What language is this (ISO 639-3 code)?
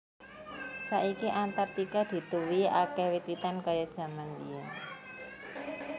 jav